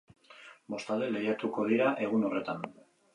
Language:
Basque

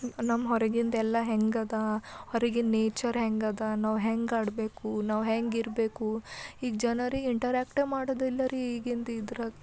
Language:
Kannada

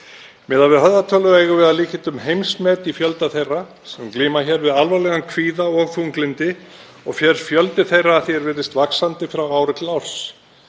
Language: Icelandic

